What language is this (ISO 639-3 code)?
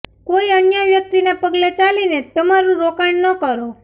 guj